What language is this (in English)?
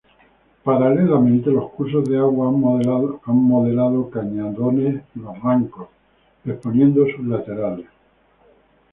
Spanish